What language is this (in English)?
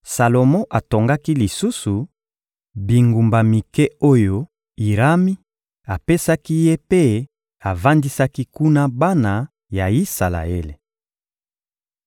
Lingala